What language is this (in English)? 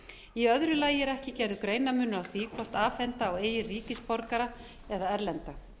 Icelandic